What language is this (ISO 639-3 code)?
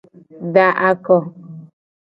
gej